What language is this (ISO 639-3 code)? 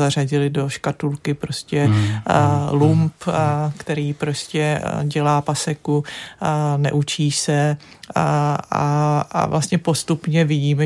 ces